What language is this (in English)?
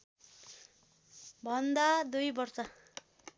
Nepali